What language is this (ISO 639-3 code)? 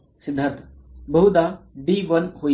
mar